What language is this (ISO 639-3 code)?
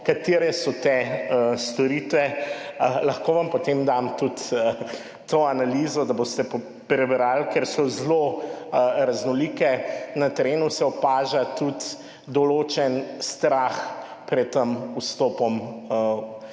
slv